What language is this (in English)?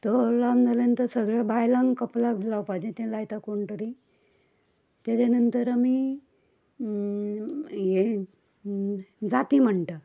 Konkani